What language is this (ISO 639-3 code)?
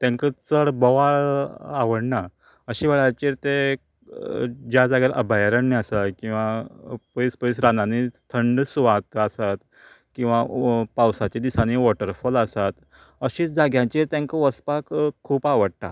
kok